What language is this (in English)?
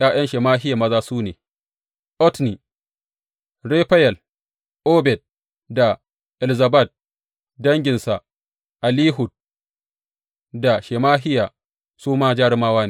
Hausa